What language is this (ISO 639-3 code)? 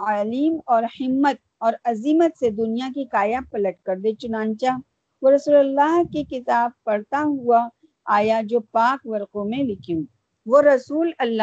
urd